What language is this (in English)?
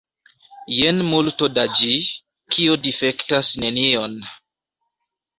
Esperanto